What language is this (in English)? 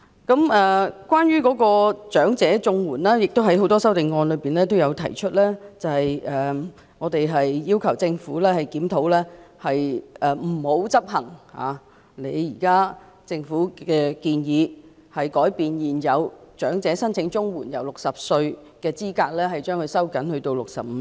Cantonese